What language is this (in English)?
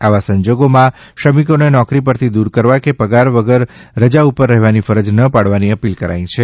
Gujarati